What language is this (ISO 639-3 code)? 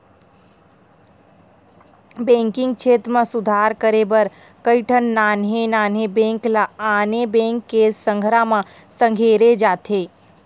hne